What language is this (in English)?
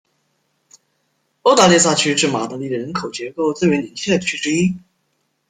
Chinese